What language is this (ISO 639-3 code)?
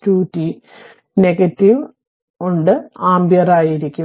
mal